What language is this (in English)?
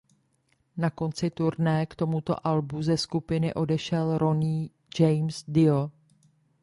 Czech